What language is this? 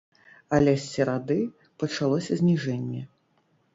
Belarusian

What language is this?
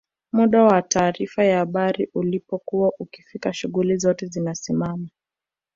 Swahili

